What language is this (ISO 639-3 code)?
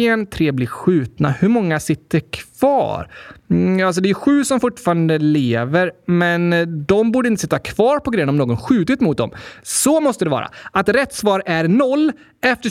swe